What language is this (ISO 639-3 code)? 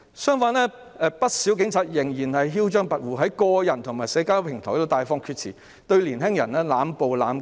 yue